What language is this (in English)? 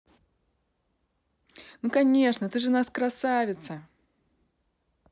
Russian